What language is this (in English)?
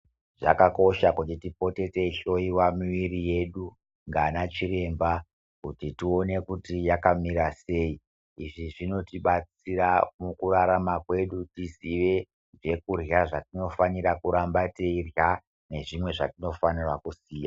Ndau